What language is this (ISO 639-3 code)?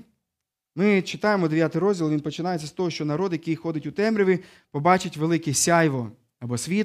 ukr